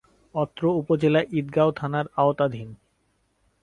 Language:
Bangla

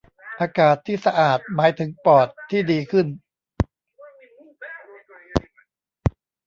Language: Thai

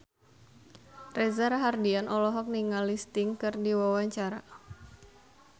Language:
Sundanese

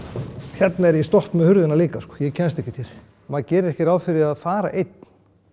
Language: Icelandic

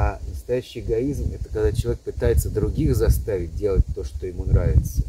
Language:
Russian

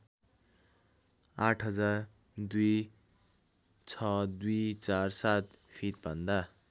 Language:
Nepali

